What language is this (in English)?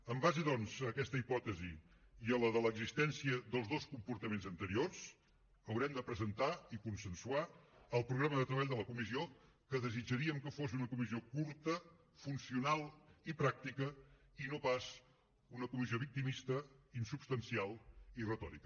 Catalan